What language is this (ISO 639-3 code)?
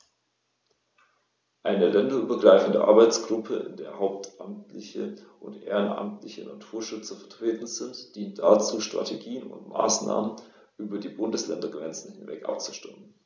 deu